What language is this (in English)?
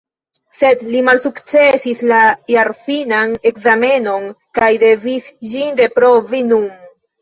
Esperanto